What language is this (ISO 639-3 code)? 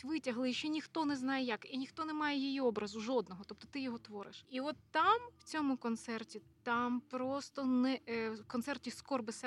ukr